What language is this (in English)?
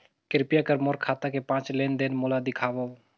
Chhattisgarhi